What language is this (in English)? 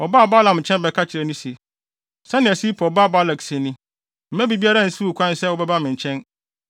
Akan